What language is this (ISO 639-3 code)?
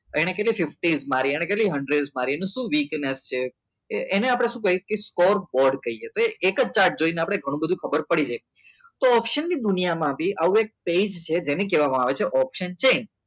guj